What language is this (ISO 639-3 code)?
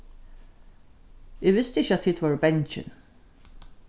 fao